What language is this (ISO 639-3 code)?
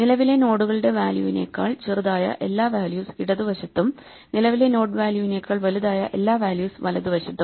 mal